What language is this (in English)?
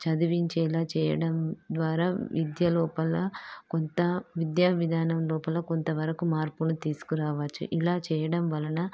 Telugu